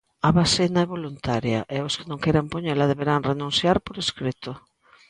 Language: Galician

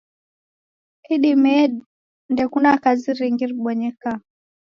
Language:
Taita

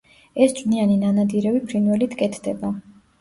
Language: Georgian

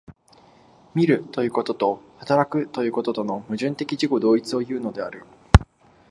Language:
Japanese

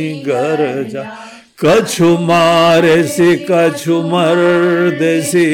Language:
Hindi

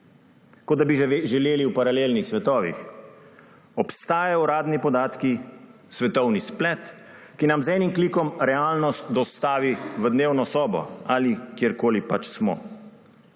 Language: Slovenian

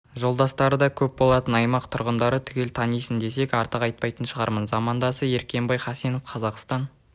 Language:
Kazakh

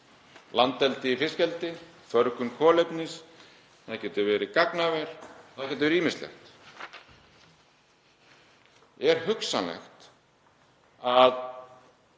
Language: Icelandic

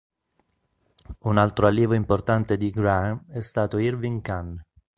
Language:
Italian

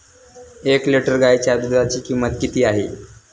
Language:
Marathi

